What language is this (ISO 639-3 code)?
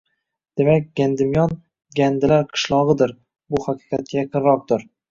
uzb